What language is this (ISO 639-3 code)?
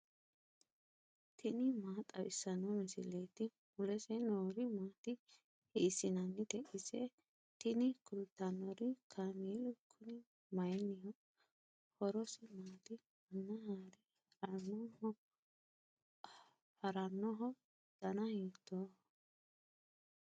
sid